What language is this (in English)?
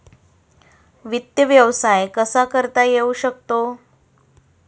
Marathi